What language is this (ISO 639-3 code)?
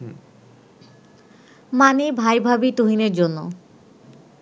ben